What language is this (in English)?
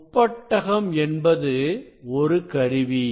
Tamil